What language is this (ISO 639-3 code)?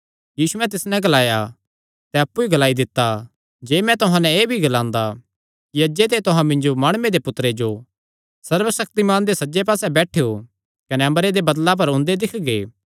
xnr